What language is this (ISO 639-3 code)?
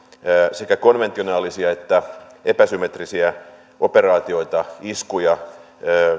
fin